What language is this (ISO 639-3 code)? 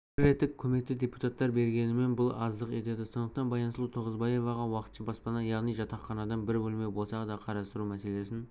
kaz